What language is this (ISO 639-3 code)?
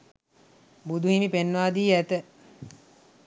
sin